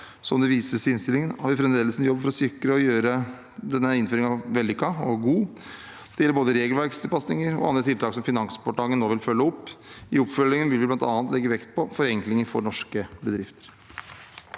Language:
Norwegian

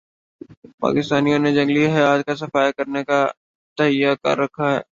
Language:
Urdu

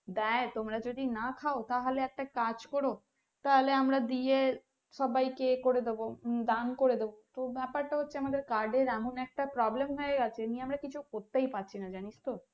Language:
Bangla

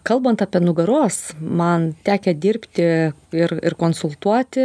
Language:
Lithuanian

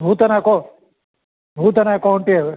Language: Sanskrit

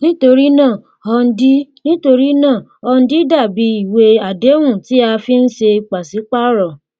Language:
Yoruba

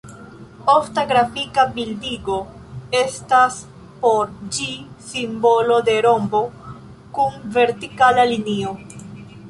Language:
Esperanto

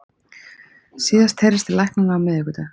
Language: Icelandic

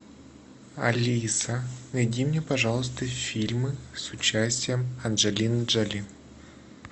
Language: Russian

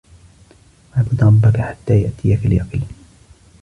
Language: Arabic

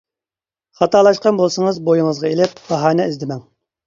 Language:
Uyghur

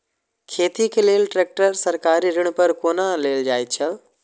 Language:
Maithili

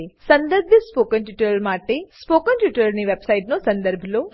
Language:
Gujarati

